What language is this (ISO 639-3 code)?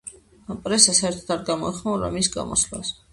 kat